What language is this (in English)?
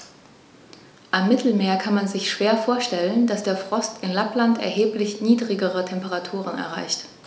German